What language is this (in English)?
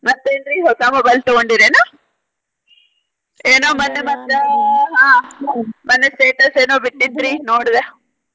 Kannada